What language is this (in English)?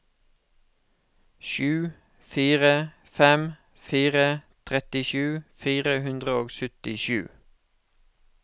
Norwegian